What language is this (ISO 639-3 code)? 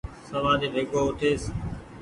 gig